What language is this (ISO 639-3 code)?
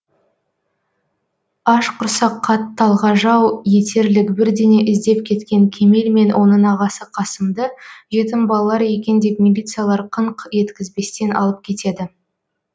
kaz